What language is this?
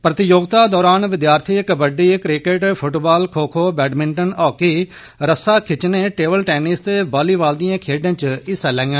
Dogri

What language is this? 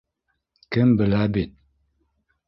Bashkir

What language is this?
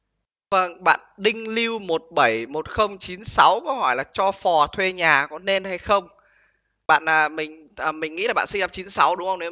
Vietnamese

